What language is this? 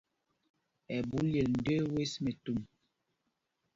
Mpumpong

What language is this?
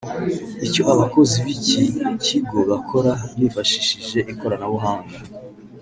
Kinyarwanda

